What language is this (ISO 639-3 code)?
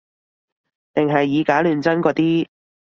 yue